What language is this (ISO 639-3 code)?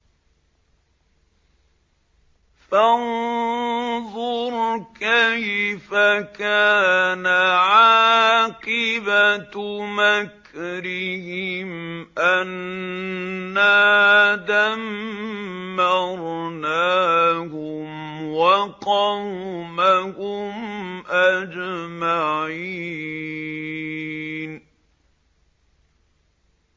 ara